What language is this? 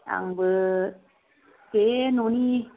Bodo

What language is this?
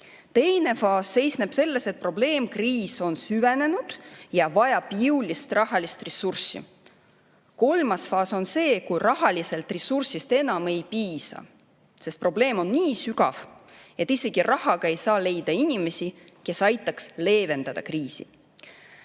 Estonian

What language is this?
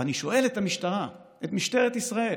Hebrew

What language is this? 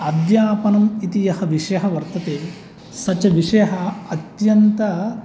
Sanskrit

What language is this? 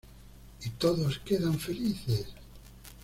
Spanish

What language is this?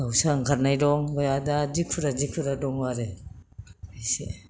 Bodo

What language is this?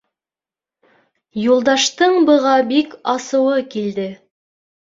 Bashkir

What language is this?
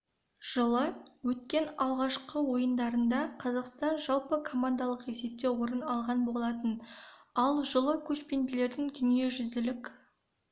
Kazakh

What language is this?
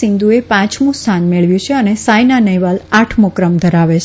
Gujarati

